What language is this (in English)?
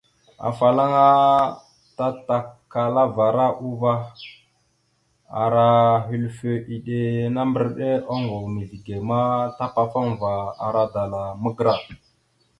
Mada (Cameroon)